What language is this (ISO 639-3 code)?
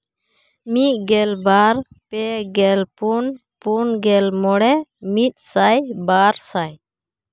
sat